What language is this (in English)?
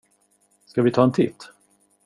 Swedish